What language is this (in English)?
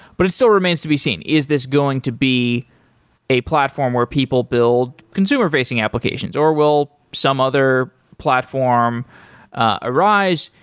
English